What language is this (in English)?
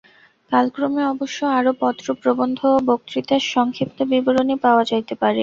Bangla